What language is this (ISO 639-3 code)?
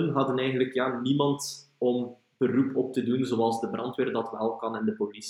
nld